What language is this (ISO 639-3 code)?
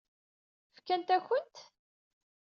kab